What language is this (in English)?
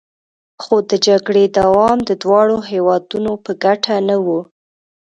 Pashto